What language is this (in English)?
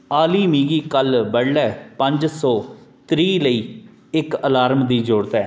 Dogri